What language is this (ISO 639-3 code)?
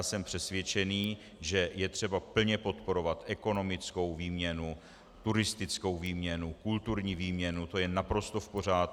ces